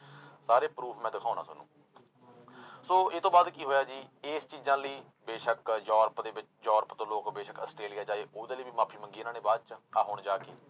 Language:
Punjabi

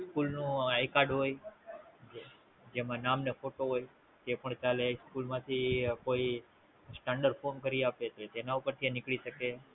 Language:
Gujarati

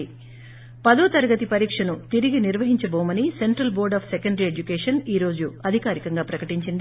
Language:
Telugu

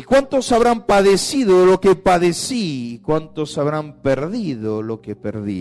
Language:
Spanish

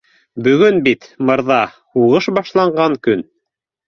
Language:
Bashkir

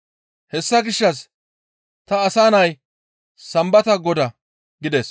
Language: Gamo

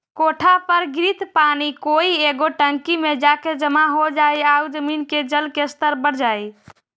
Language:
Magahi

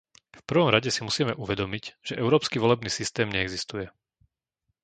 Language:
Slovak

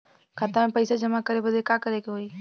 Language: Bhojpuri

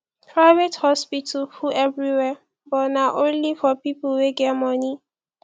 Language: Nigerian Pidgin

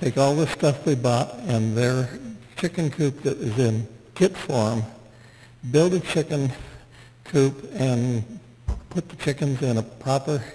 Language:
English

